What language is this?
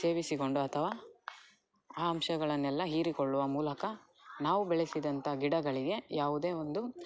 Kannada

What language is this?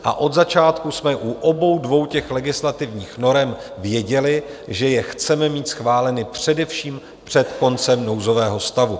Czech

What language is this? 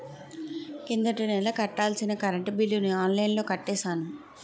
Telugu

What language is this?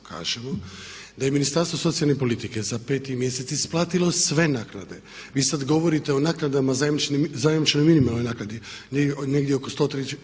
Croatian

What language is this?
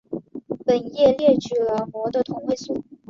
Chinese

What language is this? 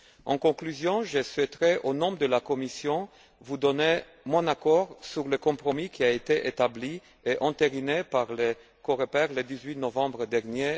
French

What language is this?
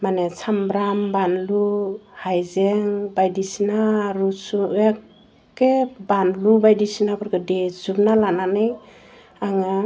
Bodo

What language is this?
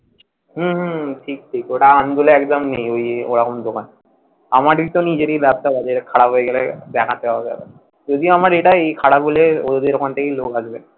Bangla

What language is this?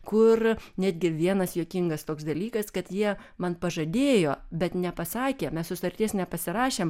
Lithuanian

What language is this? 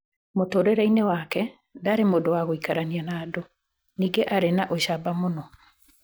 Kikuyu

